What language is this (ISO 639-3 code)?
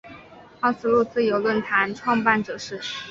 zho